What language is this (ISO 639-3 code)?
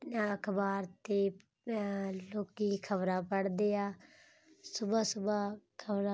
pan